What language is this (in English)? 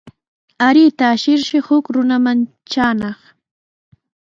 Sihuas Ancash Quechua